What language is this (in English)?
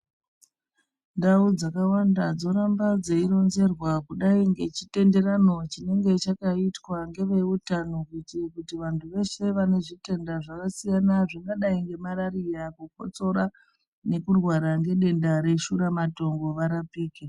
Ndau